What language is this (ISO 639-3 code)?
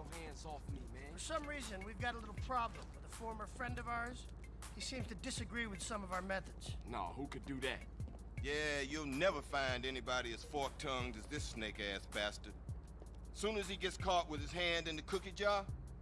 tur